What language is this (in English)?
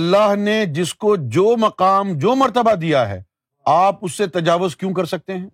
Urdu